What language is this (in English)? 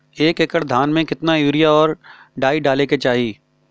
Bhojpuri